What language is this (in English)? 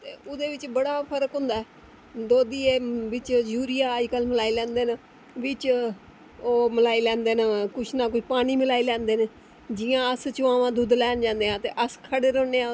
Dogri